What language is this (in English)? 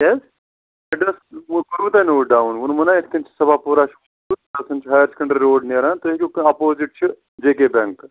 Kashmiri